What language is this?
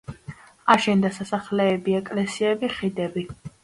Georgian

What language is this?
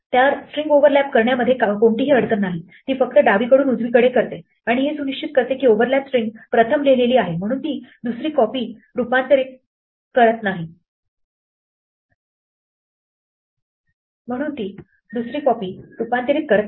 Marathi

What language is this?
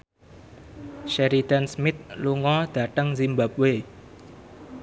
Javanese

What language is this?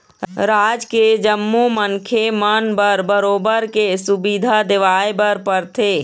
Chhattisgarhi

